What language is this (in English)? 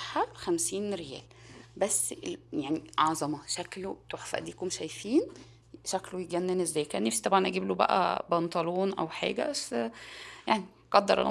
Arabic